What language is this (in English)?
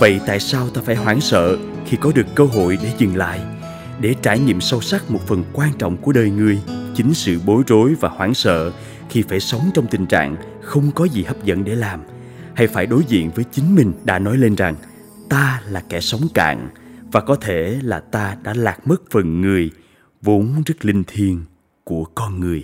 Vietnamese